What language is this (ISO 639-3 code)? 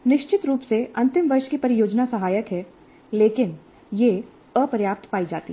hin